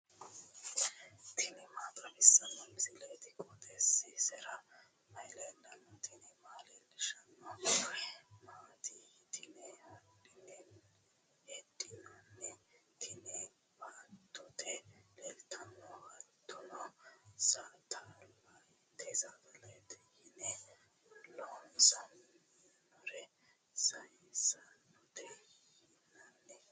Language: Sidamo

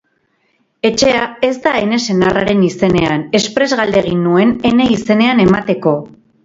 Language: Basque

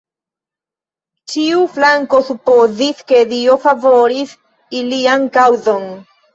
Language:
Esperanto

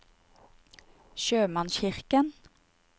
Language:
Norwegian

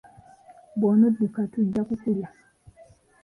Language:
Ganda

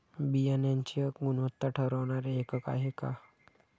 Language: Marathi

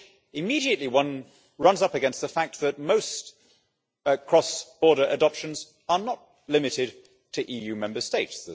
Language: English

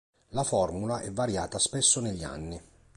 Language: Italian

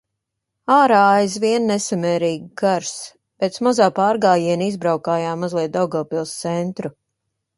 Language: Latvian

